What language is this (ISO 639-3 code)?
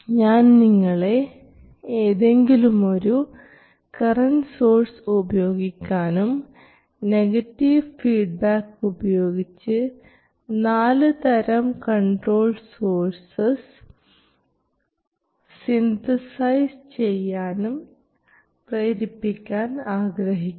mal